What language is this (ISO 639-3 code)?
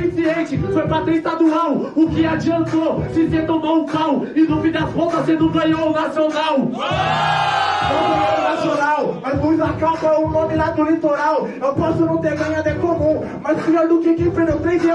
por